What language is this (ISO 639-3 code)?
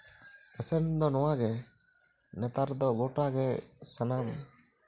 sat